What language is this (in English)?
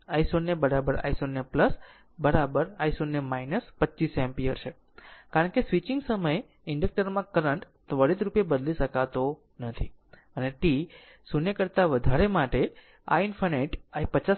Gujarati